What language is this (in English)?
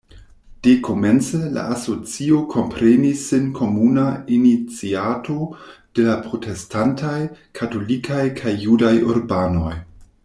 Esperanto